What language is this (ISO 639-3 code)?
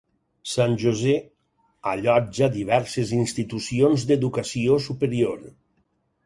cat